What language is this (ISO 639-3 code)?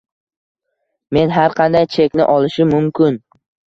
uzb